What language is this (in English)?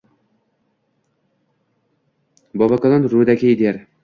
Uzbek